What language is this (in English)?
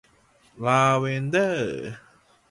Thai